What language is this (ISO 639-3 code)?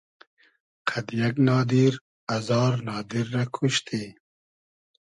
haz